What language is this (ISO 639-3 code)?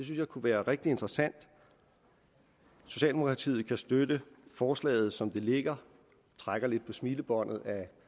dan